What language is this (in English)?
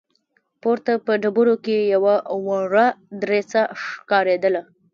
Pashto